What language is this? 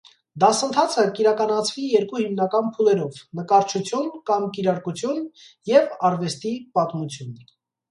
Armenian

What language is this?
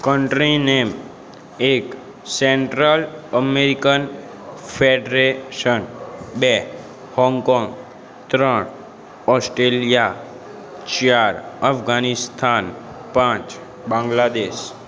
Gujarati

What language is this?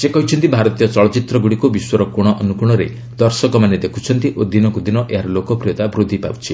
Odia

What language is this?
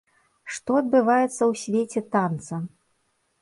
Belarusian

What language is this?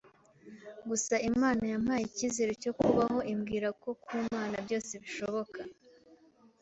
Kinyarwanda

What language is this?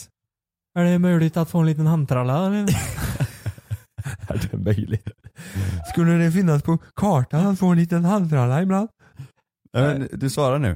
Swedish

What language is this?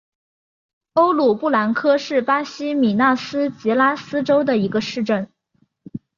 Chinese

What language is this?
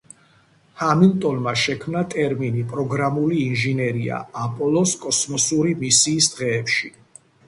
Georgian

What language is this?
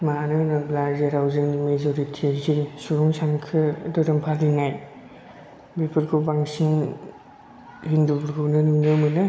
Bodo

